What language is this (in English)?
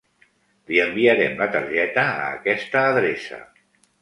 Catalan